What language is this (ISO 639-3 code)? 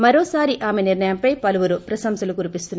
tel